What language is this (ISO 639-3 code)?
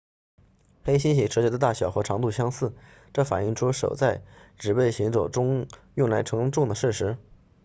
zho